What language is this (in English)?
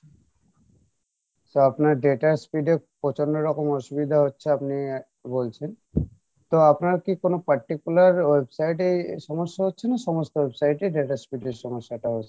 Bangla